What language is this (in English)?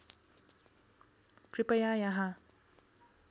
Nepali